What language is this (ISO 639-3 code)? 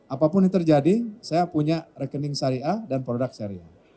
ind